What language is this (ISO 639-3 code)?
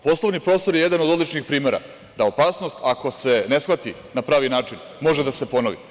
srp